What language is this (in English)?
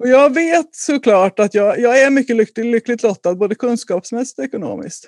Swedish